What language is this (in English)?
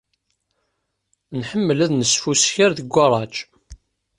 Kabyle